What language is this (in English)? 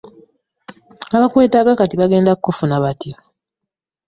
Ganda